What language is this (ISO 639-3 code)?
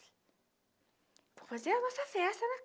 por